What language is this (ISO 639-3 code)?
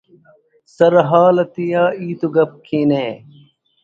brh